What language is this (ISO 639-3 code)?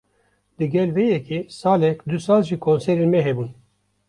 kur